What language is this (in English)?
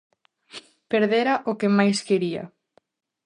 Galician